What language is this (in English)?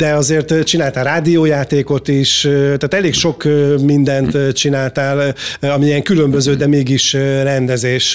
Hungarian